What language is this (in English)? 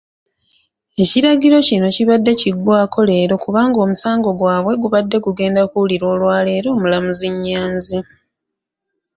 Ganda